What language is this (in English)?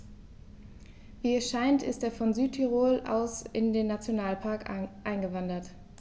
German